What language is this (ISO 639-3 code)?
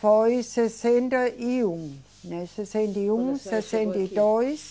por